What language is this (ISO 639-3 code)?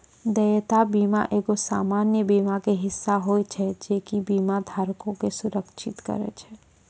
mai